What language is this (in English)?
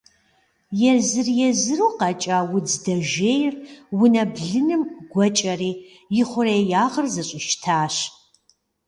Kabardian